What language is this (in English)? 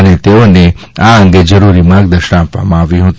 Gujarati